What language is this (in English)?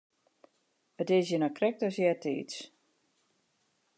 Western Frisian